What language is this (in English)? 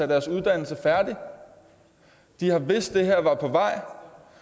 Danish